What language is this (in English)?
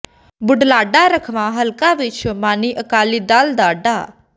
Punjabi